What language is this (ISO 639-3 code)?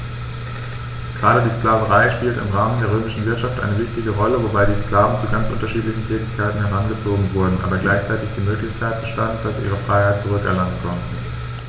deu